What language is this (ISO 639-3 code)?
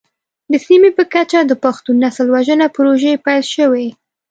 pus